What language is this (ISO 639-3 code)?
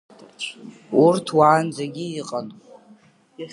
abk